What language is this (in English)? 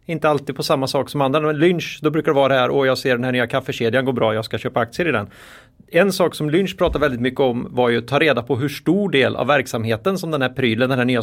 Swedish